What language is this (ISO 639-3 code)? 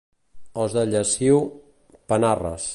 cat